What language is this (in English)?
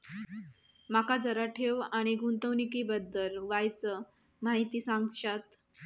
Marathi